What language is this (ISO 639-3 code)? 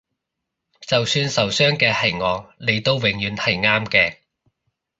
yue